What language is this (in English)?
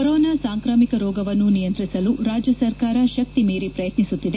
Kannada